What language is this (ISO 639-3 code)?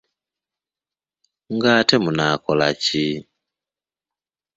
lug